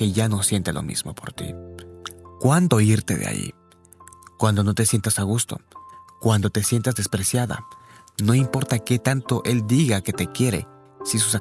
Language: Spanish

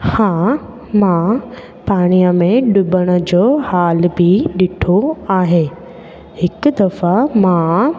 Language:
Sindhi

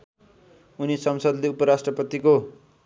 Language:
Nepali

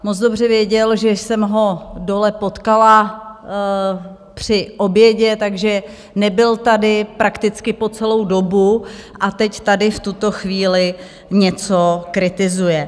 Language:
Czech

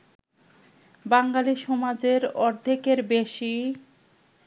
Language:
Bangla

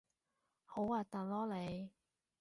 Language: Cantonese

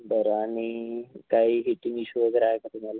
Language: Marathi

